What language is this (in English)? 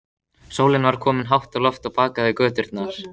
Icelandic